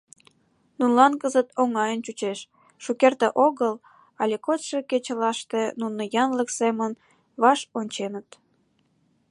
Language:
Mari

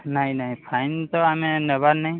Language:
Odia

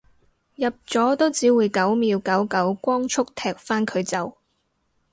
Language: Cantonese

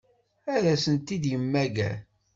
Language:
Kabyle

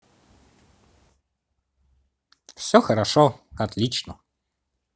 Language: Russian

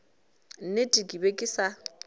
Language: Northern Sotho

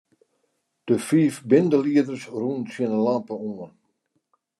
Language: Western Frisian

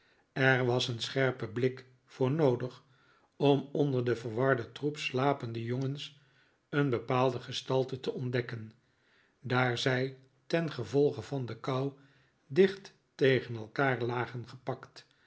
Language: Dutch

